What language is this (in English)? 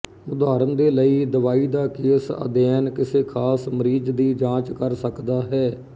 Punjabi